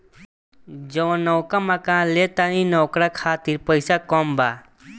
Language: Bhojpuri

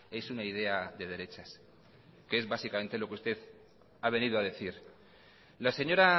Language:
Spanish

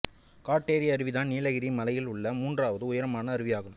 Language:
Tamil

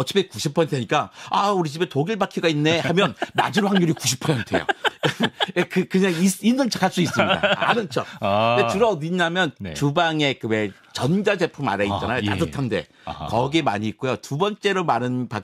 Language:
Korean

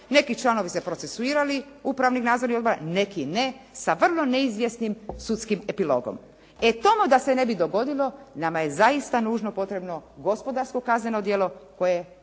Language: Croatian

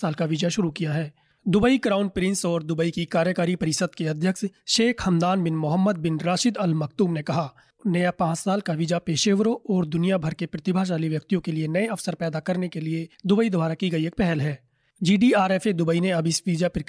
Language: Hindi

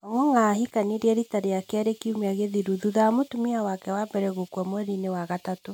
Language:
Kikuyu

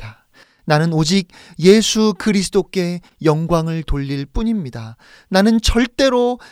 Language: Korean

